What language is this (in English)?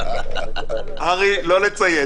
Hebrew